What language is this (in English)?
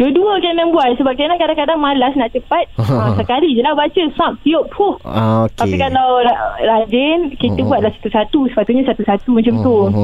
Malay